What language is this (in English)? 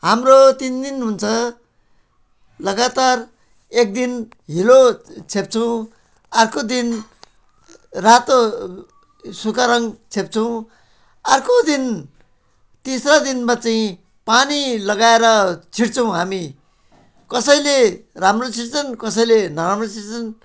Nepali